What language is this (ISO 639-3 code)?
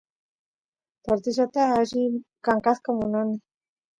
qus